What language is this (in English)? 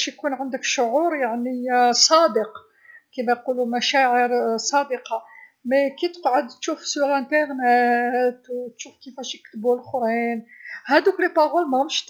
Algerian Arabic